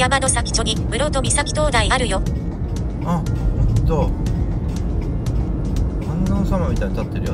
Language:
Japanese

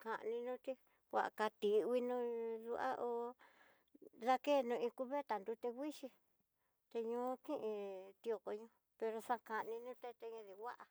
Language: Tidaá Mixtec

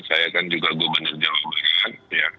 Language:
Indonesian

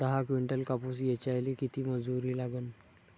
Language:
Marathi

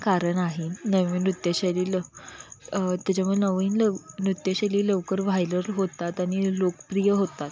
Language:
Marathi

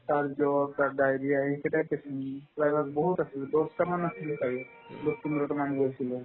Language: Assamese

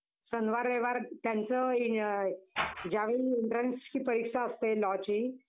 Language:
Marathi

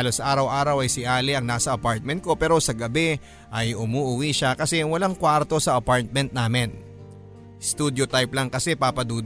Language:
Filipino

